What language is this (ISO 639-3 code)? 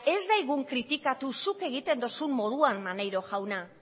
eus